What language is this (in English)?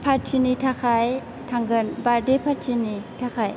Bodo